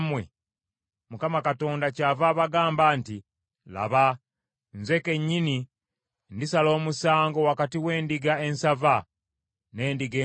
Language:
Ganda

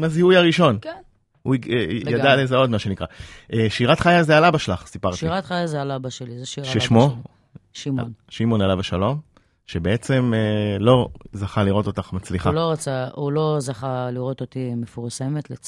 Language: Hebrew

